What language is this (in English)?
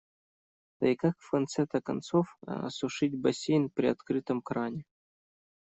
Russian